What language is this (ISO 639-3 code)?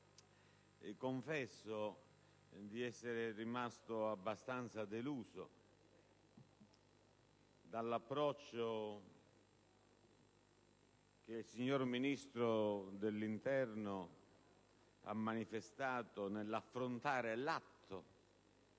ita